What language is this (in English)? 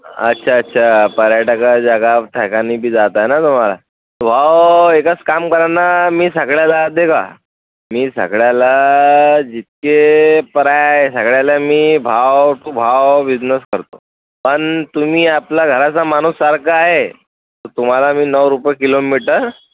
Marathi